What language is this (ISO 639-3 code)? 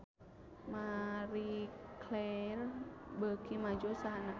sun